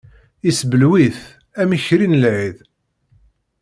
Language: Kabyle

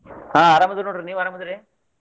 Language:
Kannada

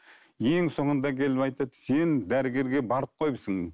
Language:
Kazakh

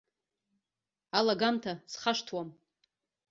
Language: Abkhazian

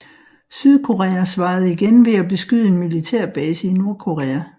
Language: Danish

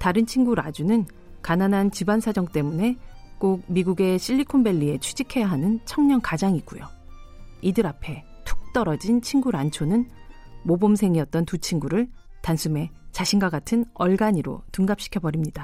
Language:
Korean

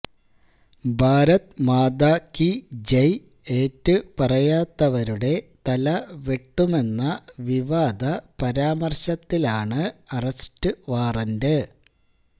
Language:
Malayalam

